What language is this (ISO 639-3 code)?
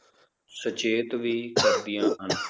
pan